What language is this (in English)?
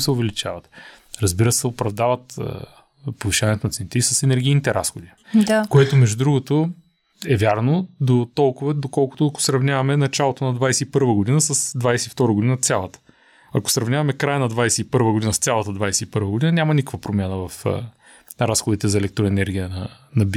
Bulgarian